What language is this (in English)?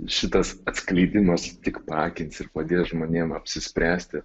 Lithuanian